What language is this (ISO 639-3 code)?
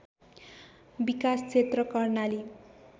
nep